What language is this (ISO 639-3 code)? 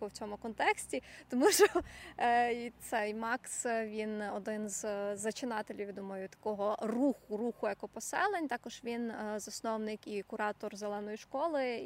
ukr